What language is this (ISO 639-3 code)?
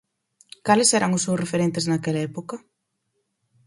glg